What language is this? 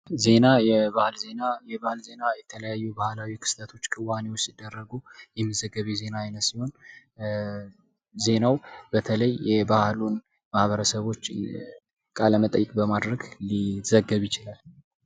Amharic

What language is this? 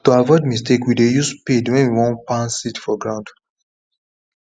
Nigerian Pidgin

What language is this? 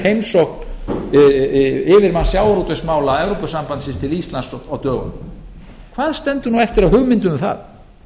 Icelandic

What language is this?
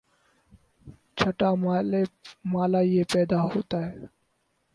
Urdu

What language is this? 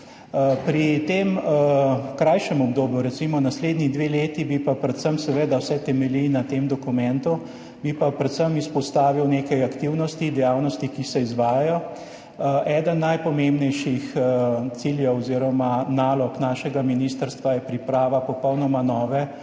Slovenian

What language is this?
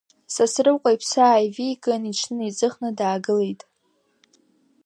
Abkhazian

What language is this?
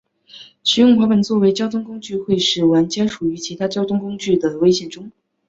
Chinese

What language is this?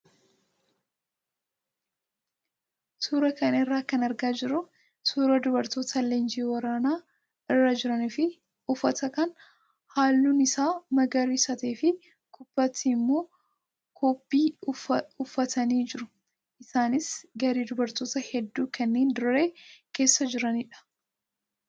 Oromo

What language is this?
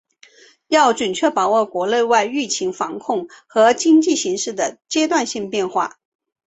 Chinese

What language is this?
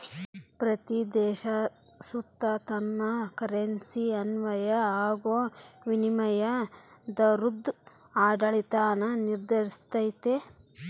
Kannada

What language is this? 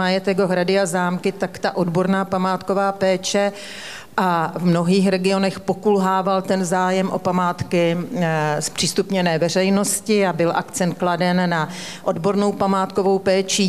Czech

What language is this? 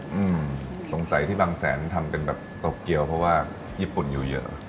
Thai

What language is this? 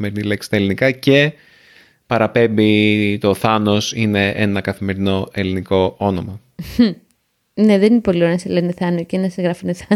Greek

